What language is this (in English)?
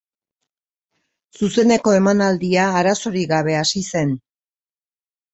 Basque